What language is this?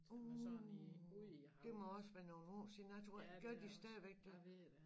Danish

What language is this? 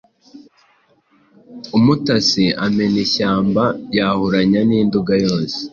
Kinyarwanda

